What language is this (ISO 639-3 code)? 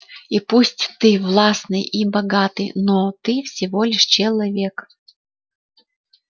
rus